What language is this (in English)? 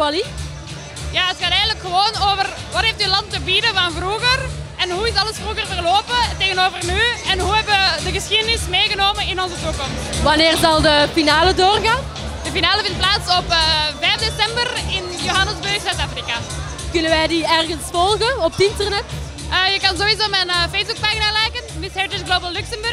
Dutch